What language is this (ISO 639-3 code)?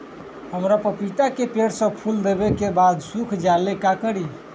mag